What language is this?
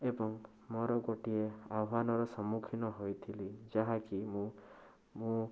Odia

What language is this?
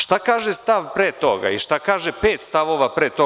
Serbian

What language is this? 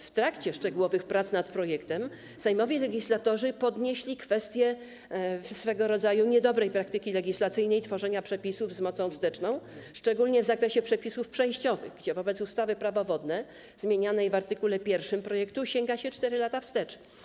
Polish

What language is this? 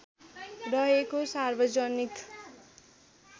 Nepali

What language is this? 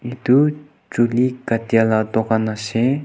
Naga Pidgin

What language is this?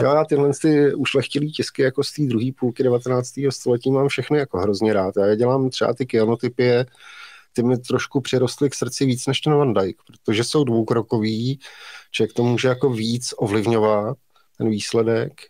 Czech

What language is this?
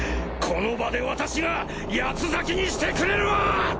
Japanese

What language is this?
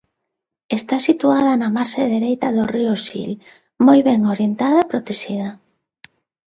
Galician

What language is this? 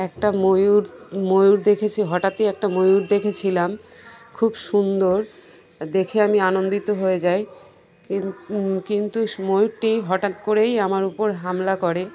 Bangla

